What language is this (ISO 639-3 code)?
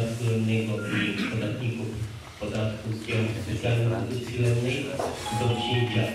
pol